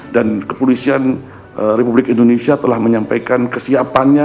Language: Indonesian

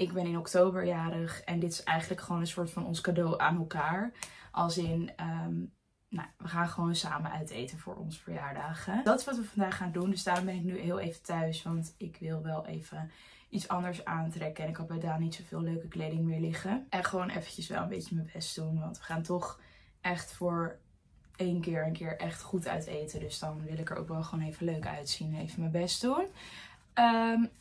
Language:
Dutch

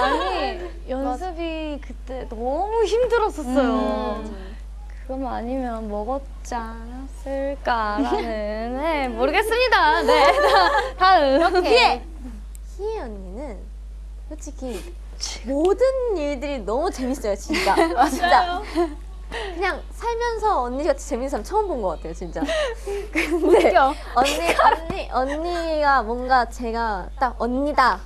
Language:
Korean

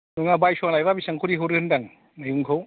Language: Bodo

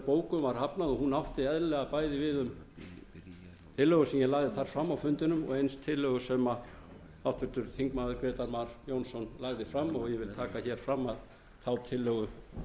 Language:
Icelandic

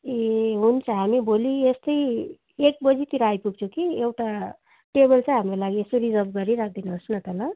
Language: Nepali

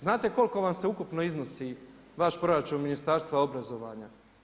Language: Croatian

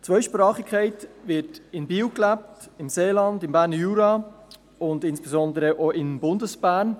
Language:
Swiss German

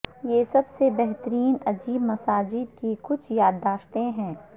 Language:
Urdu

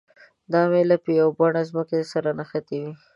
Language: Pashto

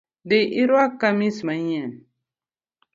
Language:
Luo (Kenya and Tanzania)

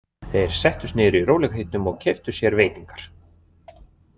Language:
Icelandic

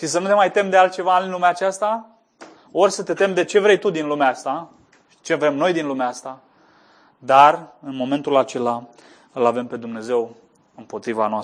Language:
Romanian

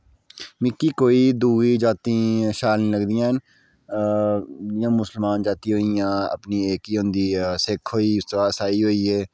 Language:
Dogri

